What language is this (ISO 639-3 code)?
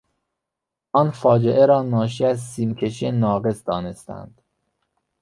fas